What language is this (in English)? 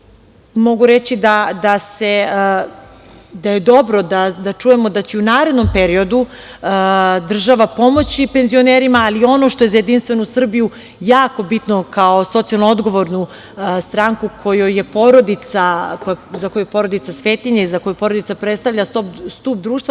Serbian